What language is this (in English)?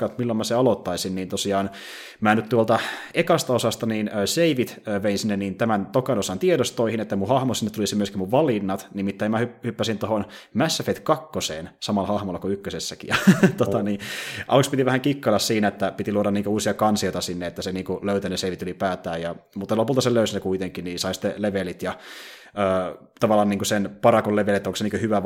Finnish